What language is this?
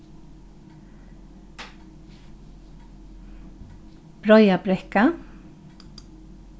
Faroese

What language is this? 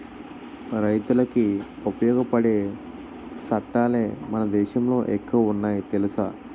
Telugu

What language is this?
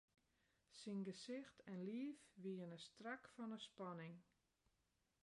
Western Frisian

